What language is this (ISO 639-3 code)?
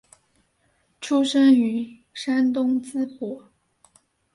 zho